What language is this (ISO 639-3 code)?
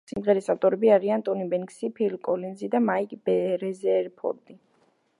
kat